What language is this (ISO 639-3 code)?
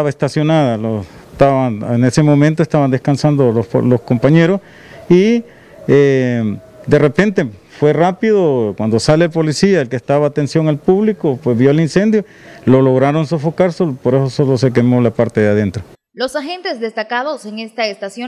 spa